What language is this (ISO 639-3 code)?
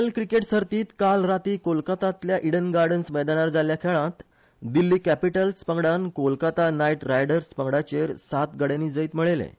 kok